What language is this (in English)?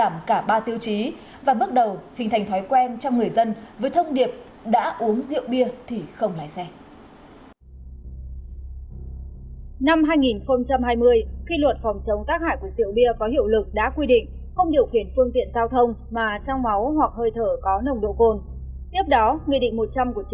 Vietnamese